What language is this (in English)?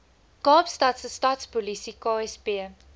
Afrikaans